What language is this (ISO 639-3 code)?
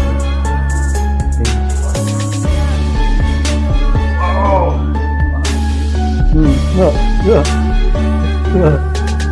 ind